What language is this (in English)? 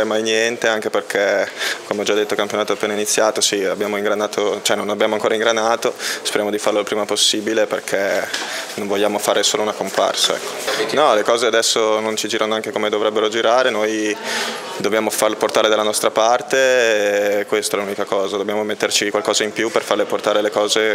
Italian